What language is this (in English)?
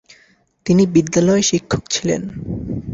Bangla